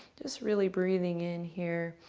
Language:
English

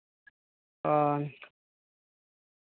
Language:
Santali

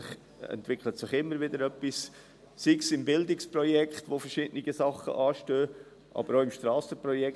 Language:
Swiss German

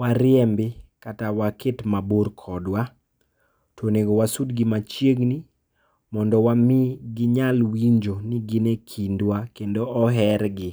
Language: Luo (Kenya and Tanzania)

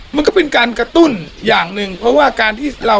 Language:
Thai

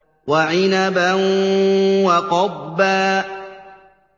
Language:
Arabic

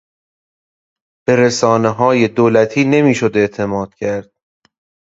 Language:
Persian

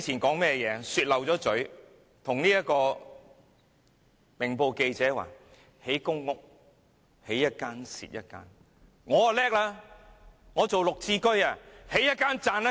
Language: Cantonese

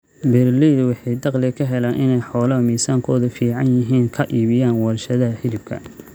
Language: Somali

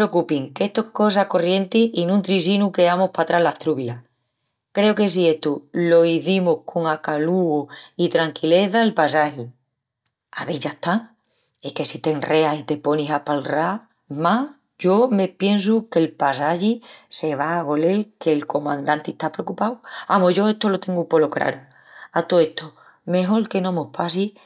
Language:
Extremaduran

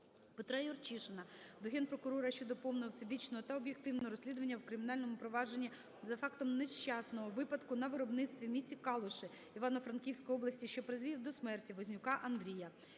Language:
Ukrainian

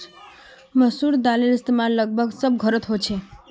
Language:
Magahi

